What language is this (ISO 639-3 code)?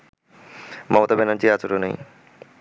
ben